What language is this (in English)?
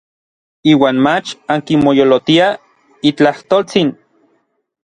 Orizaba Nahuatl